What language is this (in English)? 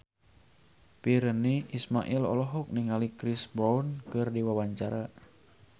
Sundanese